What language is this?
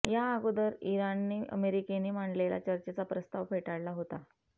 Marathi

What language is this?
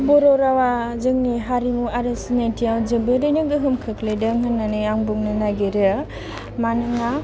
Bodo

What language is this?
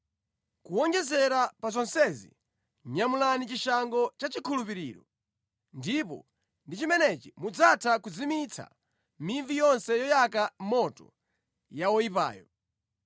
Nyanja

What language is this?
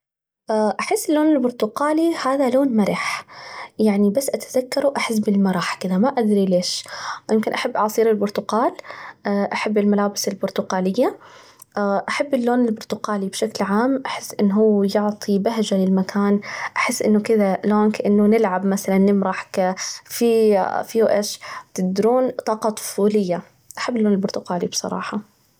Najdi Arabic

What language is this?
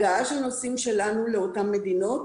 Hebrew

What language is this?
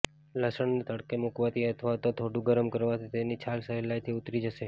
Gujarati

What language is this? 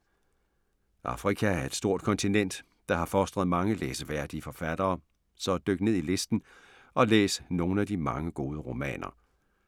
Danish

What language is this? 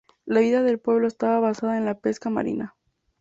Spanish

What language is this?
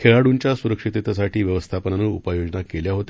Marathi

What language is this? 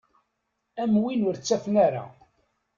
Kabyle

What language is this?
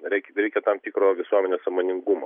Lithuanian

